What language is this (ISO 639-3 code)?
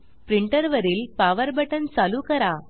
mar